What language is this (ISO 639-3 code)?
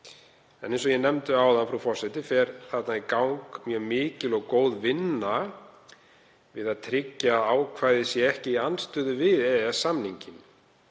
isl